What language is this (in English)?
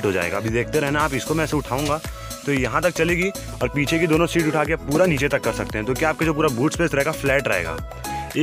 Hindi